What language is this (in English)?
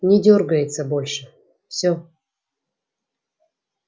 Russian